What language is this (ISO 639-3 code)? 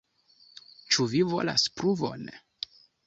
epo